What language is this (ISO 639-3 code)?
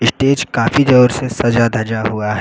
hin